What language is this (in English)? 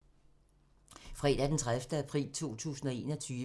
Danish